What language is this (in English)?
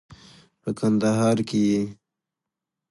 Pashto